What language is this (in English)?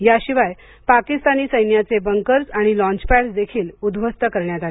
Marathi